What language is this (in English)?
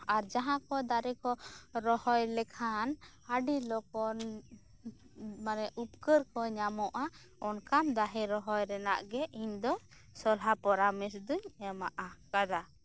Santali